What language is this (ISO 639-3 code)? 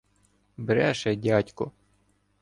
ukr